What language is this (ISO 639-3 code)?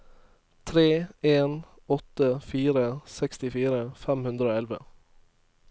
nor